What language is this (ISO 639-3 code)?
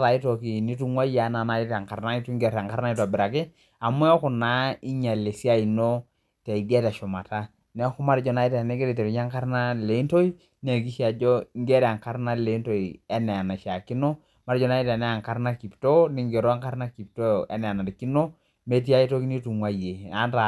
mas